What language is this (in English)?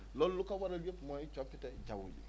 Wolof